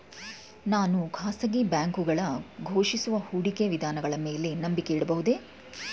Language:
Kannada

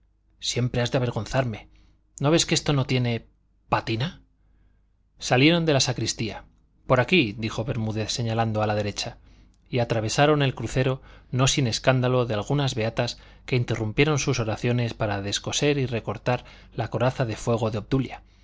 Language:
Spanish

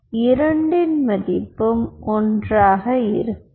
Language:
Tamil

